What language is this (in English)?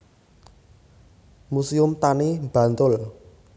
Javanese